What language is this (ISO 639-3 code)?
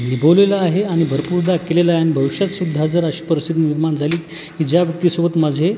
mar